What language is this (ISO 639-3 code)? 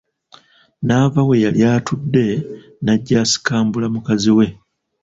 lug